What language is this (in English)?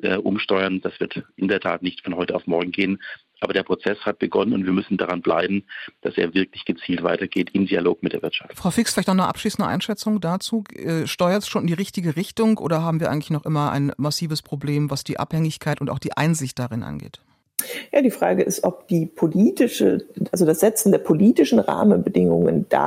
German